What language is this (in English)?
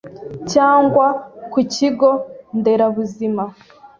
Kinyarwanda